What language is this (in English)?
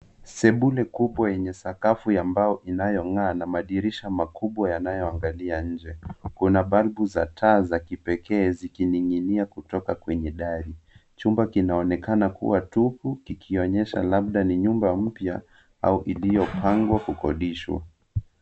Swahili